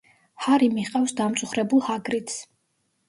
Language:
Georgian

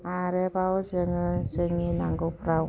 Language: Bodo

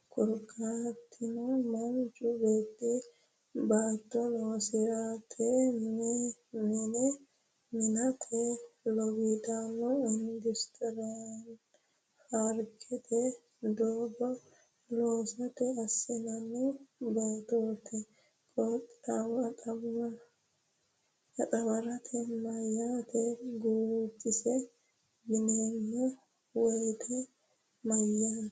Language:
Sidamo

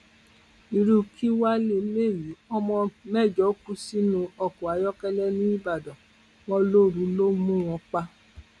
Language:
Yoruba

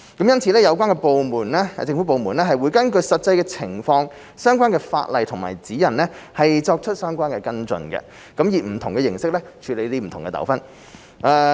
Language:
Cantonese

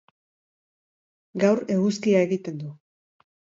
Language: Basque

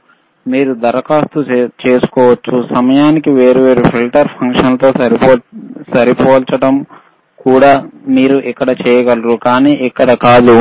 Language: Telugu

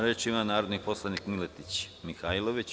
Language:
Serbian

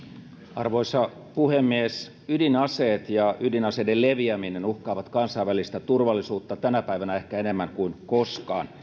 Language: Finnish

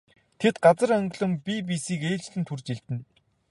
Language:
Mongolian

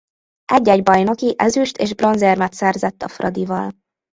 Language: Hungarian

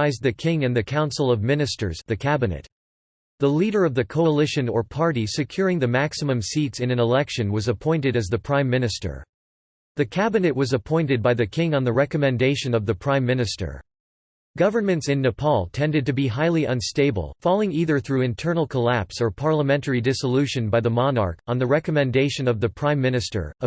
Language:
English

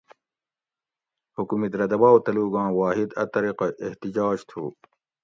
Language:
Gawri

